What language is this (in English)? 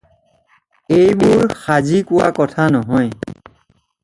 Assamese